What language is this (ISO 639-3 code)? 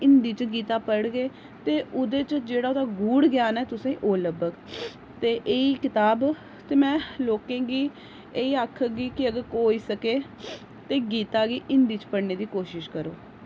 doi